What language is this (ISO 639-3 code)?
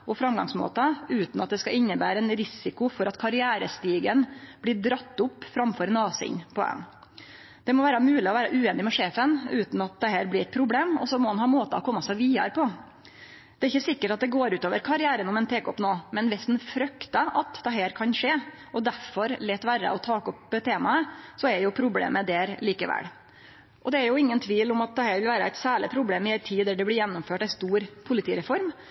nno